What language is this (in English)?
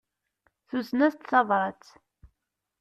Kabyle